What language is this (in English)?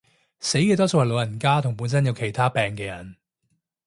Cantonese